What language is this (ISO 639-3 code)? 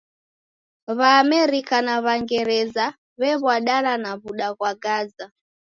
dav